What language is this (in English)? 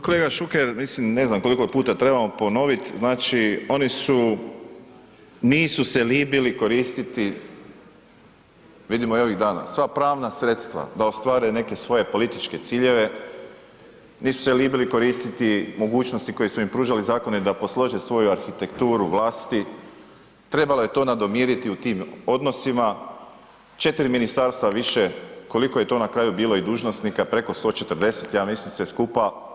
Croatian